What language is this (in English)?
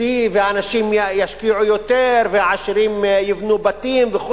Hebrew